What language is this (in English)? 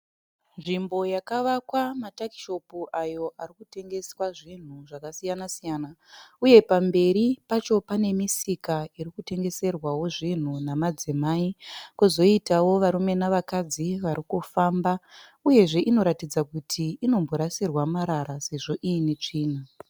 Shona